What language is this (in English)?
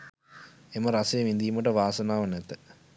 Sinhala